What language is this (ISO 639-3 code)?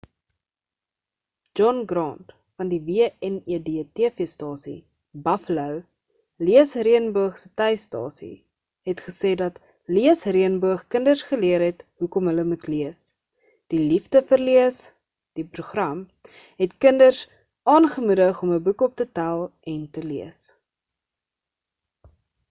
afr